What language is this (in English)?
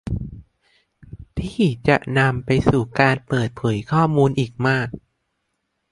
Thai